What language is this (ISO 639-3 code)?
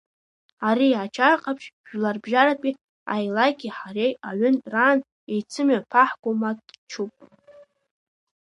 abk